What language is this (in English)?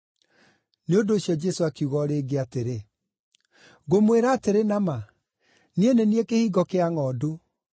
Kikuyu